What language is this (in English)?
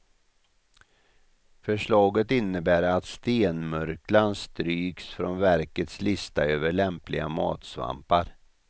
Swedish